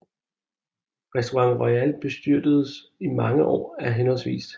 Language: Danish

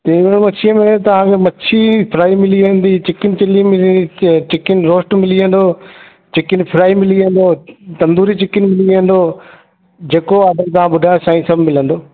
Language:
Sindhi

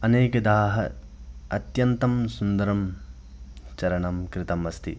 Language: Sanskrit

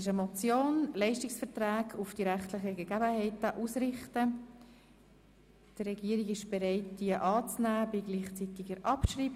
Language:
Swiss German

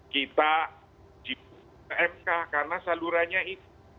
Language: Indonesian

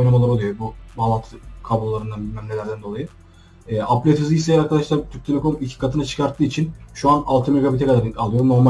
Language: Turkish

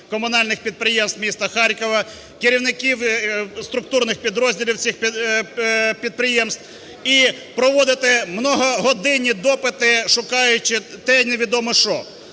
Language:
Ukrainian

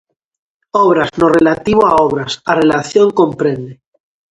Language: Galician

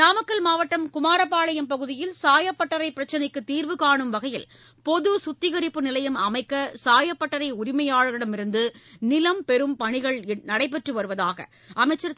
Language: Tamil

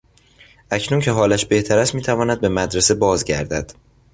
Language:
Persian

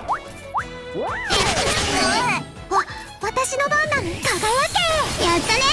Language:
Japanese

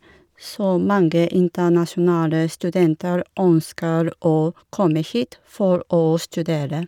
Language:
Norwegian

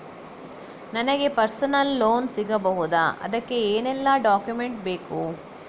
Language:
Kannada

